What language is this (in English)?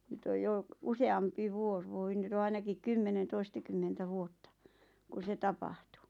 Finnish